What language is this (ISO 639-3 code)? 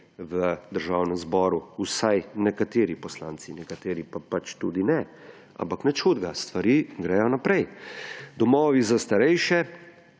slv